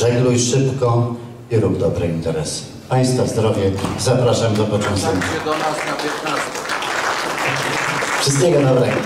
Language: Polish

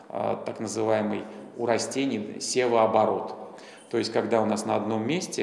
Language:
Russian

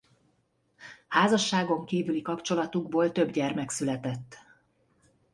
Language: Hungarian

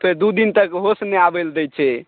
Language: Maithili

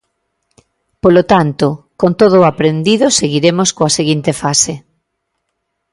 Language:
Galician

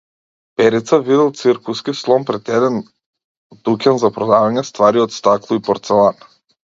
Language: Macedonian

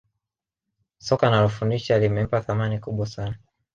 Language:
Swahili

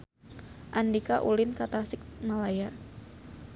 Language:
Sundanese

